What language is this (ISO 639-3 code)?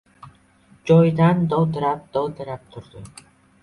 uzb